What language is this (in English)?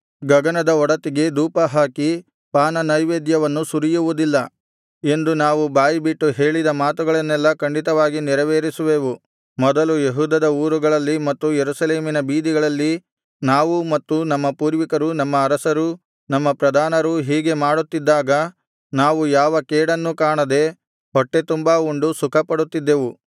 Kannada